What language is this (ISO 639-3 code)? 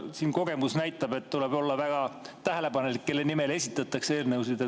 est